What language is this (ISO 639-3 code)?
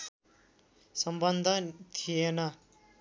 nep